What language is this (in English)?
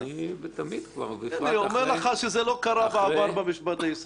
Hebrew